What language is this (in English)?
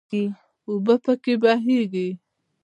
Pashto